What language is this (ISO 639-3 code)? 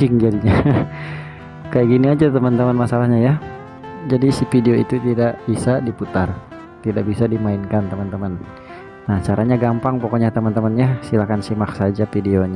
ind